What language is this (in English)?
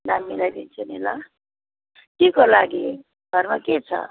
Nepali